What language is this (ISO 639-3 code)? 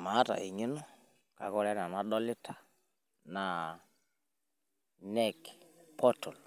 mas